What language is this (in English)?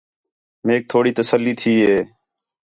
Khetrani